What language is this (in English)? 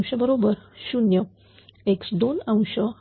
Marathi